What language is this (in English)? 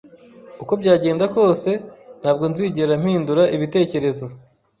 Kinyarwanda